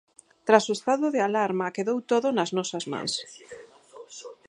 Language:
Galician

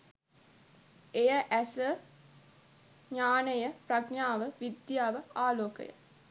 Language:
Sinhala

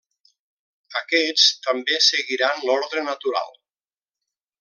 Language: Catalan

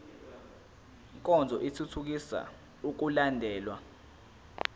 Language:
Zulu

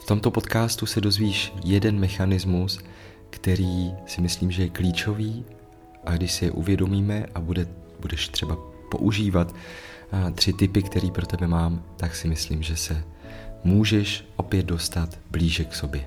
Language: Czech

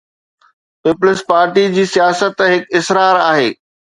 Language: Sindhi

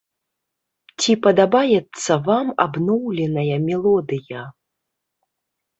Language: Belarusian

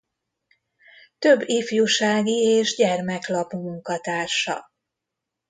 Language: Hungarian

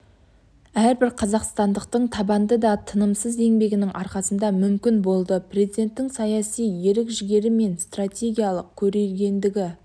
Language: Kazakh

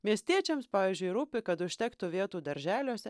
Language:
Lithuanian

